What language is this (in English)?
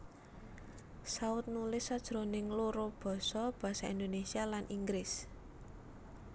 Javanese